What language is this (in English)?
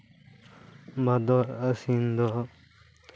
Santali